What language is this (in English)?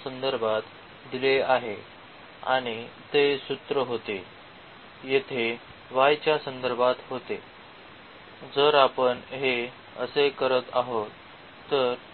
Marathi